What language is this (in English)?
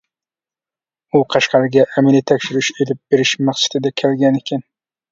Uyghur